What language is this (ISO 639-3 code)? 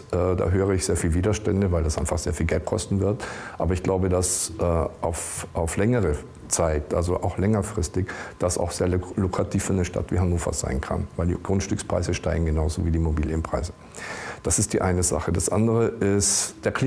deu